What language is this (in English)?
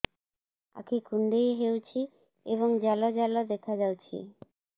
Odia